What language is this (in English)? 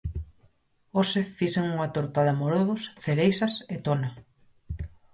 Galician